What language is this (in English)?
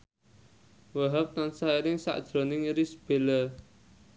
Javanese